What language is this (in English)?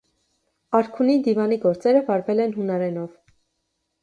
Armenian